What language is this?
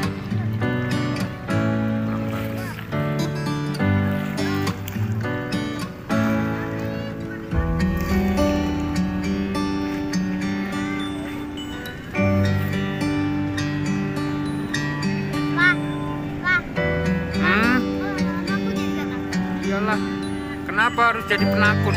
Indonesian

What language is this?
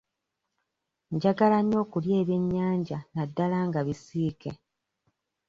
Ganda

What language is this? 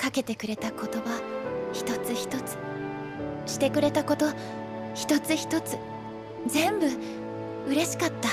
Japanese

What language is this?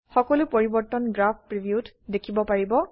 Assamese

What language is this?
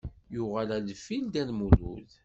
Kabyle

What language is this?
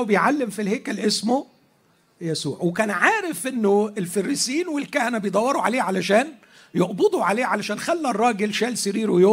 Arabic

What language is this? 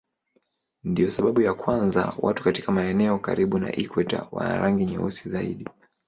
Swahili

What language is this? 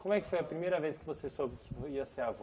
Portuguese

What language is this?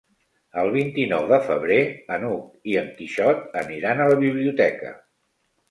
Catalan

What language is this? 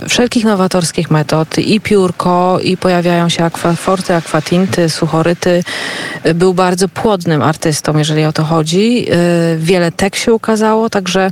Polish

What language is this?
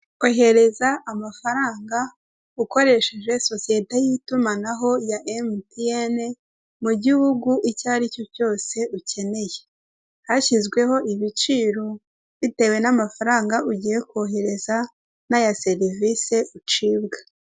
Kinyarwanda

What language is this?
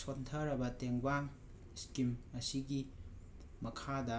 Manipuri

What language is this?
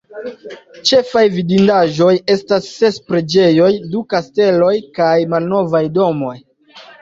Esperanto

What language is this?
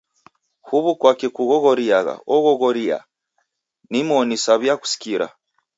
Taita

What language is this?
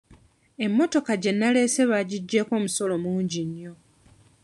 Ganda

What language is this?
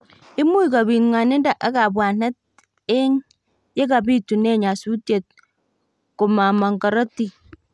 Kalenjin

